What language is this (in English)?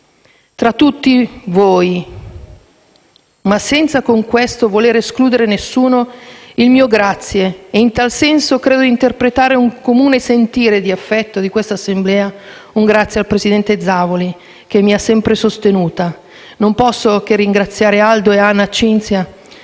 Italian